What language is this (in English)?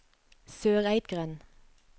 Norwegian